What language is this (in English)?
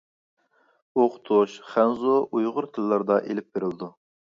Uyghur